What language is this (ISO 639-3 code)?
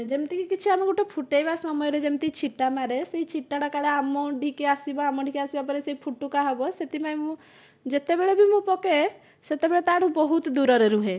ori